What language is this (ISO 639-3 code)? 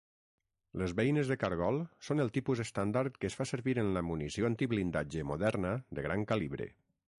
cat